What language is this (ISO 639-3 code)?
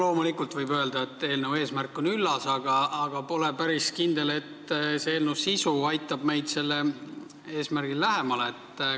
est